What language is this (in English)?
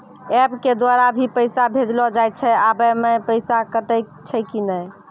Maithili